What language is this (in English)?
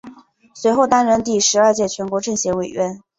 Chinese